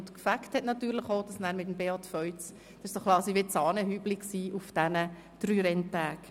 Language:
Swiss German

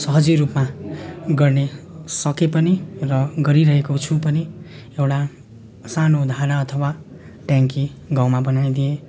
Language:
Nepali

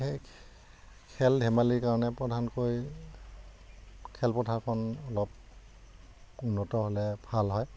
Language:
Assamese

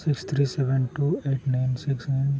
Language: Santali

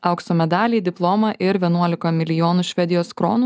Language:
Lithuanian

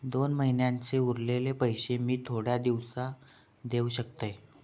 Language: Marathi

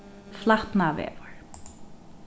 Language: Faroese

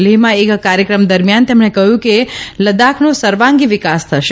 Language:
Gujarati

